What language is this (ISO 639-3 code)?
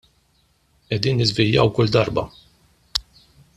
mlt